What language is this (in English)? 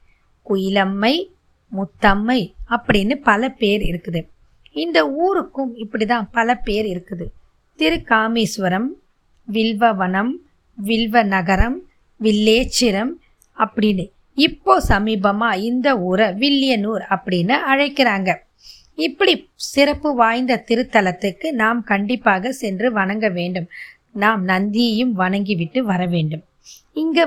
Tamil